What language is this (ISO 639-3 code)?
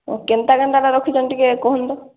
ori